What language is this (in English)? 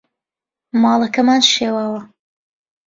Central Kurdish